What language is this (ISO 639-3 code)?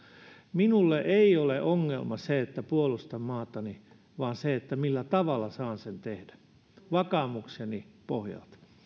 fin